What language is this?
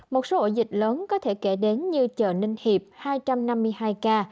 Vietnamese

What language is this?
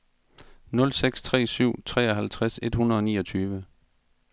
Danish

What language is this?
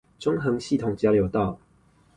Chinese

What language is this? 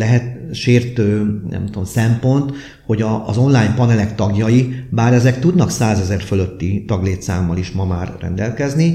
Hungarian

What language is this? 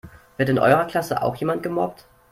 German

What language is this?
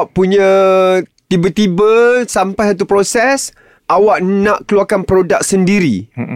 Malay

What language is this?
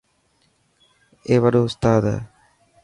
Dhatki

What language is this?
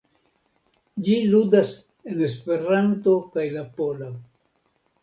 Esperanto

